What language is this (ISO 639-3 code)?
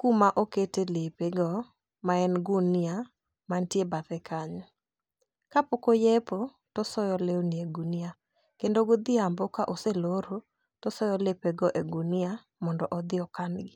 luo